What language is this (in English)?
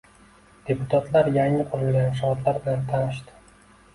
Uzbek